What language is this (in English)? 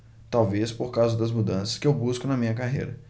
Portuguese